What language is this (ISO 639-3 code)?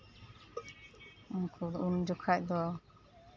sat